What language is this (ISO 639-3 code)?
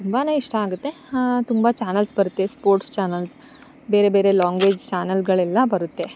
kan